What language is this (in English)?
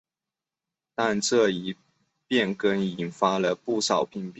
Chinese